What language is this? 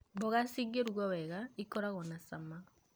Kikuyu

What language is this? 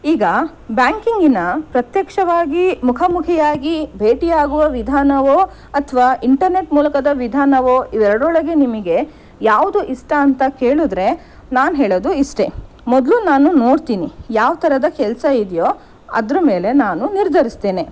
Kannada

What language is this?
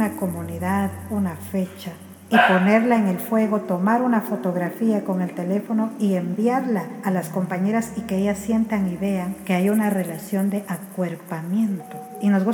Spanish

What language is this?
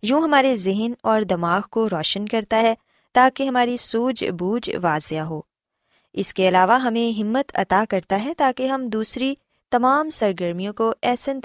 Urdu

